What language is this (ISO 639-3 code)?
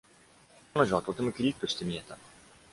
jpn